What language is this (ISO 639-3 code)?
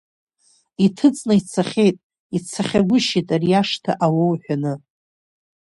abk